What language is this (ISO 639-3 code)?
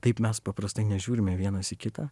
lit